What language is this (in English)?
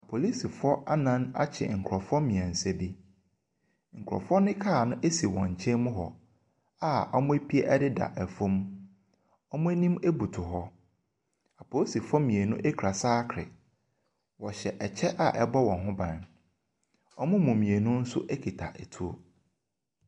Akan